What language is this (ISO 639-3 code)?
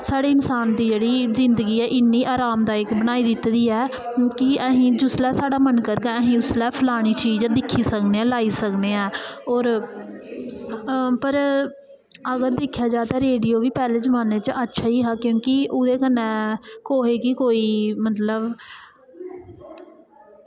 doi